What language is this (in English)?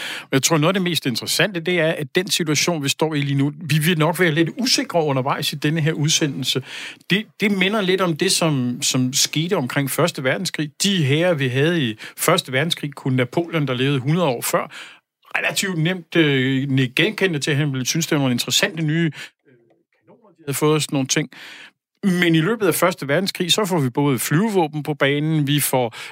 Danish